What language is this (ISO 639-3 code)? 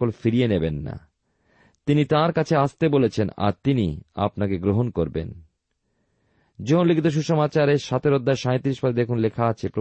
ben